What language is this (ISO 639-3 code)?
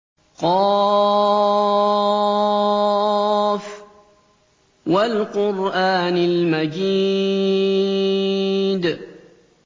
ara